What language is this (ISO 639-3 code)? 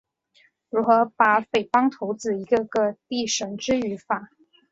zho